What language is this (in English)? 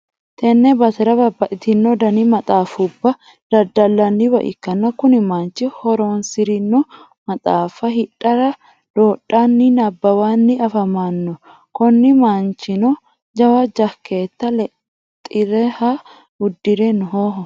Sidamo